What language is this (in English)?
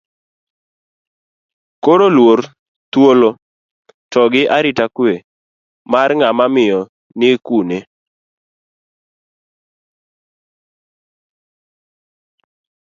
Luo (Kenya and Tanzania)